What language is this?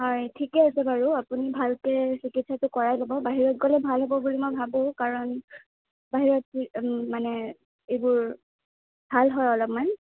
Assamese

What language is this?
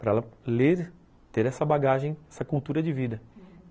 Portuguese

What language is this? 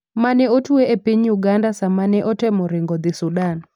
Luo (Kenya and Tanzania)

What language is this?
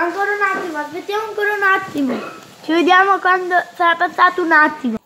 Italian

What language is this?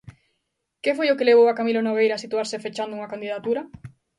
Galician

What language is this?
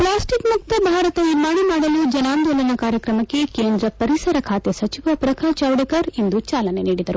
Kannada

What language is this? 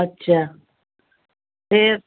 Punjabi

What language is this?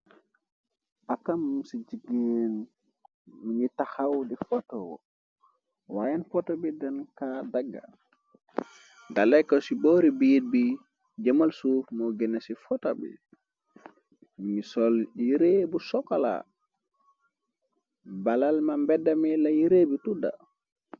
Wolof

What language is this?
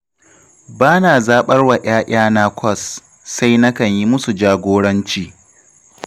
Hausa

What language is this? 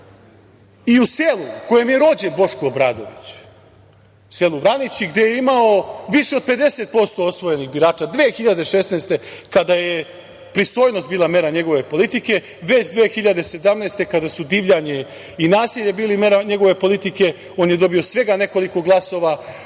Serbian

